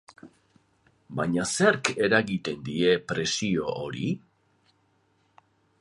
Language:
Basque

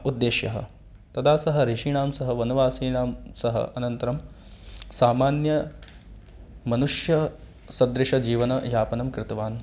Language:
Sanskrit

